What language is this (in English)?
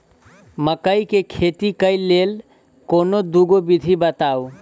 Maithili